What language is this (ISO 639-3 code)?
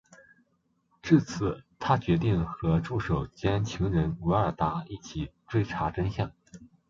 zho